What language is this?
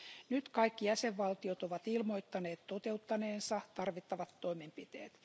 Finnish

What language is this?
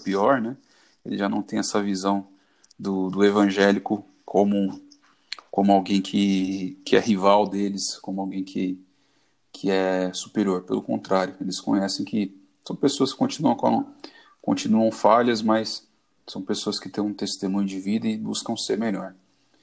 Portuguese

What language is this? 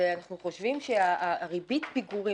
Hebrew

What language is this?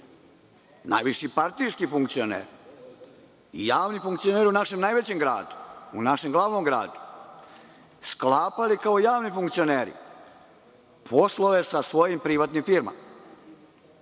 Serbian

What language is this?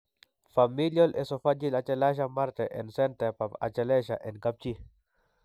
Kalenjin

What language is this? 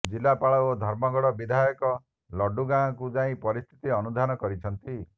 Odia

